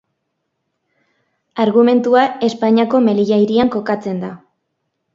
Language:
Basque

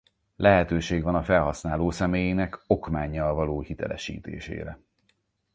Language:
Hungarian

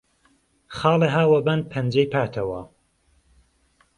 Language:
Central Kurdish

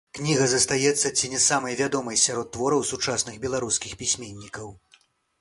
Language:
Belarusian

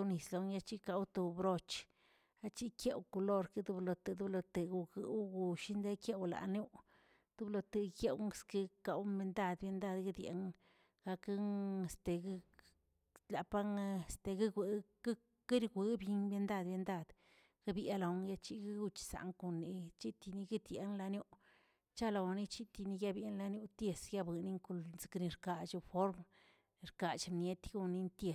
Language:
Tilquiapan Zapotec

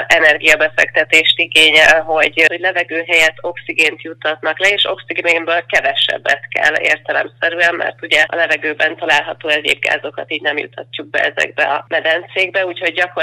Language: Hungarian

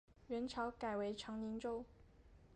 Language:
Chinese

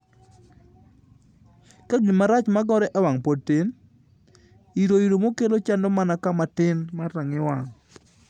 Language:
Luo (Kenya and Tanzania)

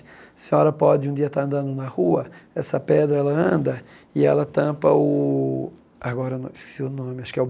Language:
Portuguese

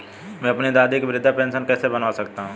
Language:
Hindi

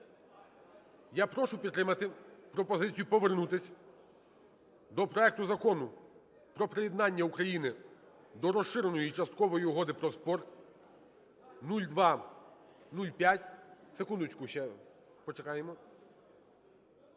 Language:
Ukrainian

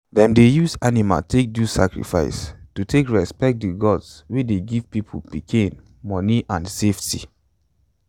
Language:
Nigerian Pidgin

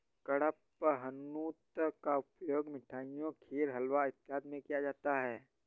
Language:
Hindi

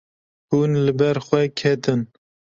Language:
Kurdish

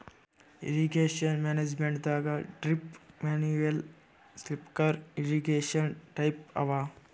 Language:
Kannada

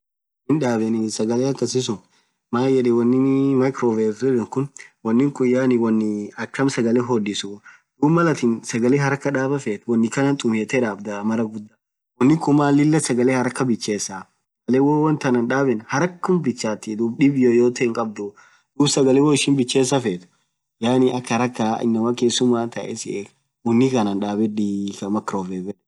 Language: Orma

